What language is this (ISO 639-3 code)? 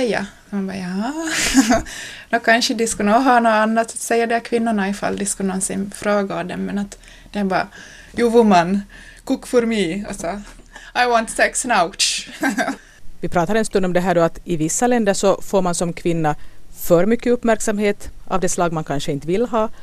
swe